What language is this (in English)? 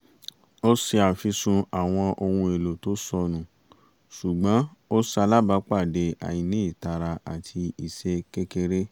Yoruba